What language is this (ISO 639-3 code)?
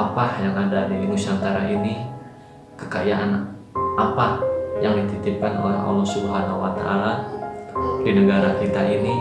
ind